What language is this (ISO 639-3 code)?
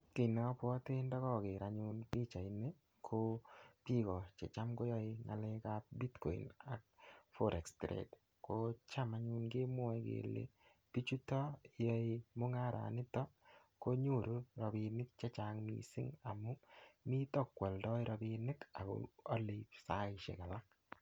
kln